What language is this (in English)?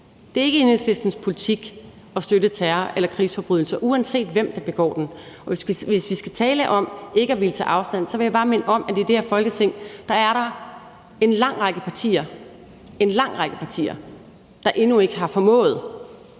Danish